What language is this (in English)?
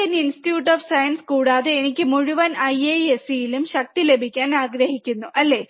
Malayalam